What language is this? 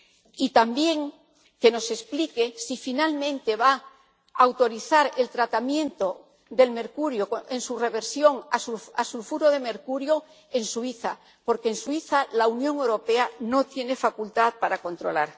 Spanish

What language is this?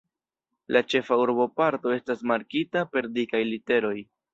Esperanto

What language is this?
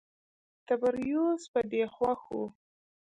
Pashto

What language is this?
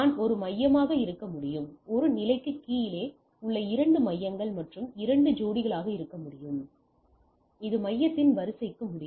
Tamil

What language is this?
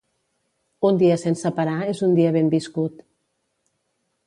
Catalan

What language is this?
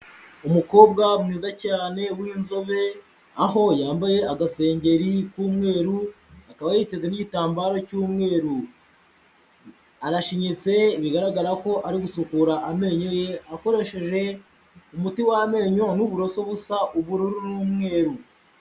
Kinyarwanda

